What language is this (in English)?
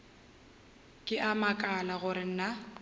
Northern Sotho